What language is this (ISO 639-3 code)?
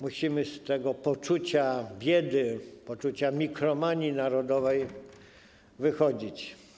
pol